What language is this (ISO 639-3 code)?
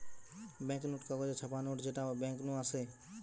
ben